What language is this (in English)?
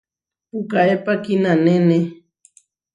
Huarijio